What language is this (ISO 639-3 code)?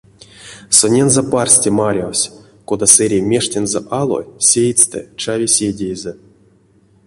myv